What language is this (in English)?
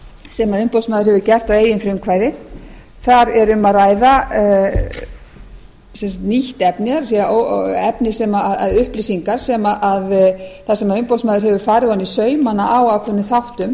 Icelandic